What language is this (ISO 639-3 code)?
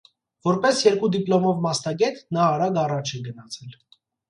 hye